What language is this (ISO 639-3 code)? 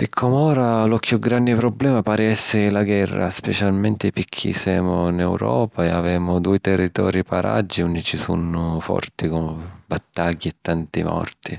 scn